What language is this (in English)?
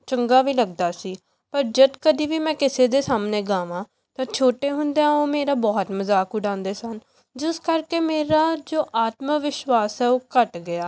Punjabi